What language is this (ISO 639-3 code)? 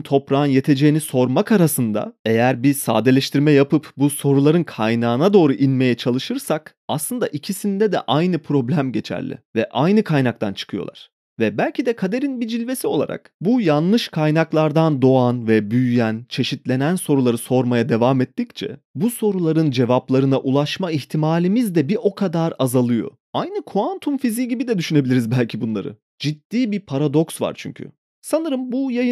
tur